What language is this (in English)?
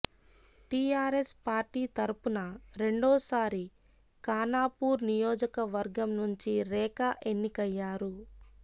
Telugu